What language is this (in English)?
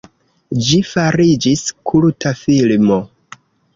Esperanto